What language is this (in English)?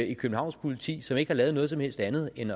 Danish